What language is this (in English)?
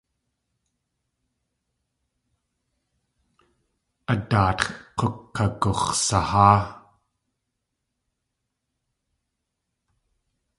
Tlingit